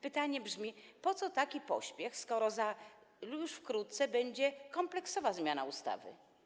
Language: Polish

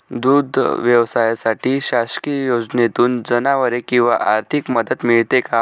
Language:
Marathi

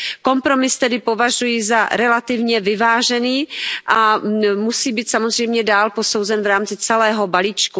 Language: Czech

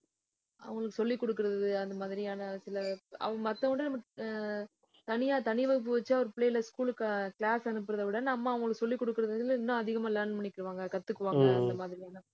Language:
Tamil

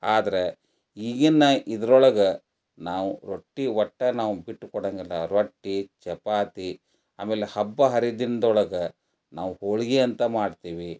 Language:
Kannada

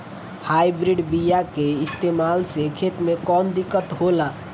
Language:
Bhojpuri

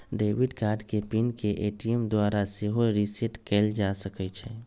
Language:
Magahi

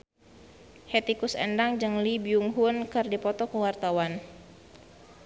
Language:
Sundanese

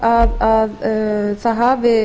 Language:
Icelandic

